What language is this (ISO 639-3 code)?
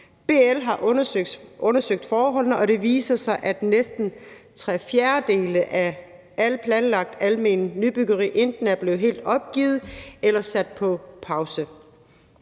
dan